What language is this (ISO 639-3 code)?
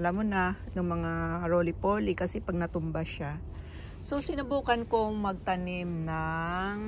fil